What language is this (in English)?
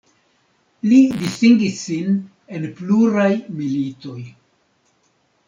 Esperanto